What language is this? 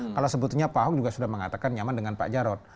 Indonesian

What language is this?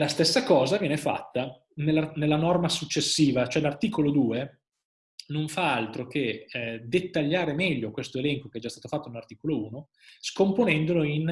Italian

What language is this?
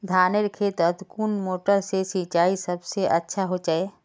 Magahi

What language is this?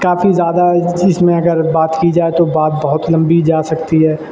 Urdu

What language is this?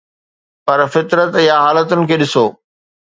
Sindhi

